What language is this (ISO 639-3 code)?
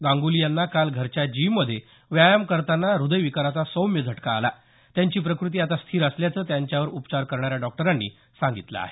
mar